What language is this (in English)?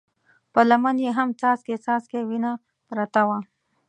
Pashto